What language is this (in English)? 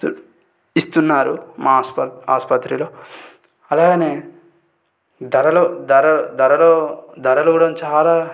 Telugu